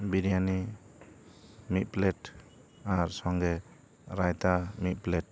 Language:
Santali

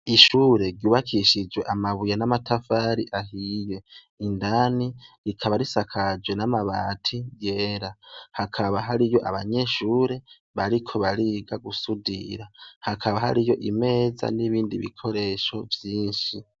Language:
Rundi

